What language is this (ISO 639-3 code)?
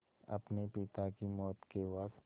hin